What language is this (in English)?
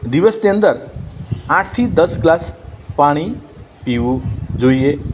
Gujarati